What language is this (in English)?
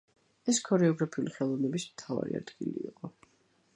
Georgian